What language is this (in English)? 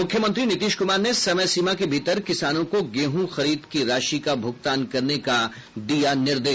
Hindi